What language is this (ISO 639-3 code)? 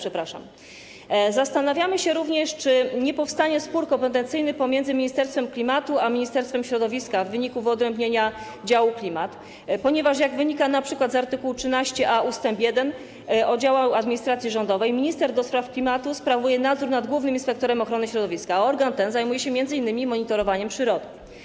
pol